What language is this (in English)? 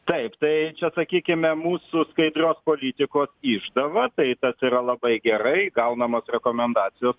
Lithuanian